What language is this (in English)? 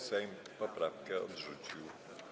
Polish